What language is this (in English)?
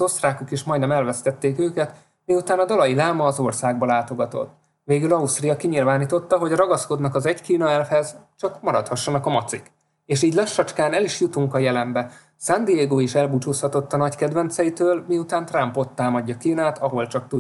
Hungarian